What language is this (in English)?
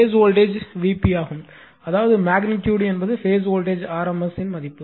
Tamil